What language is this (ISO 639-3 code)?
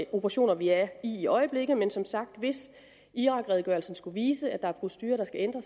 dan